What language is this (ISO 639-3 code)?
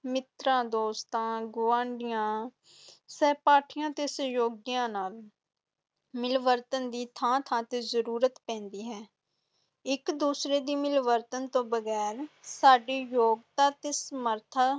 pan